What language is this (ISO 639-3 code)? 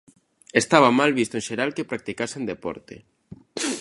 glg